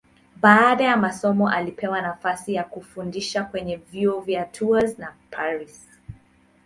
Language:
Swahili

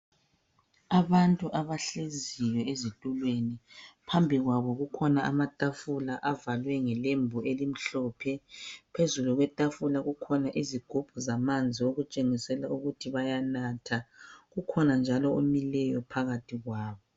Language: North Ndebele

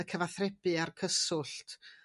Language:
Welsh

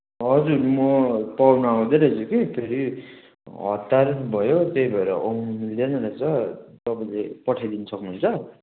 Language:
Nepali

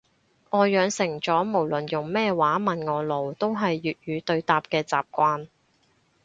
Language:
Cantonese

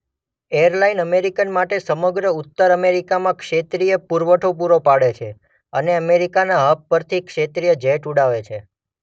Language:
Gujarati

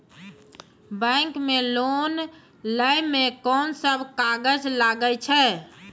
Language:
Maithili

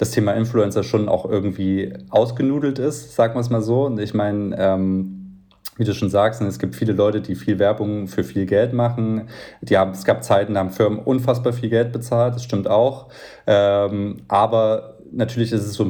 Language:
German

